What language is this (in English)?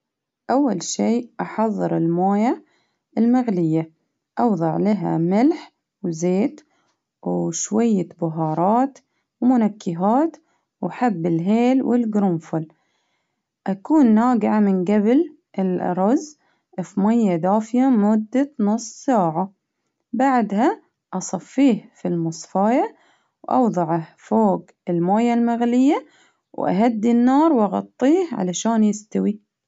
Baharna Arabic